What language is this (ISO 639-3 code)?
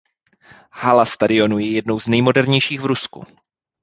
ces